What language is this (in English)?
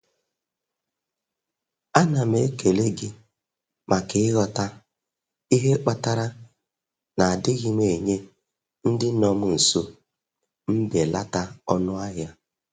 Igbo